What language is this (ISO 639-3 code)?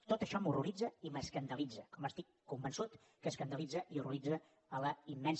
cat